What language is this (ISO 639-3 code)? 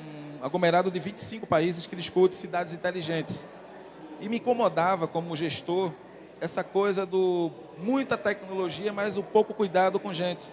por